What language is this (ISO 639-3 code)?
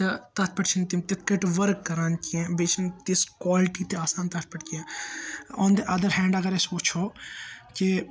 kas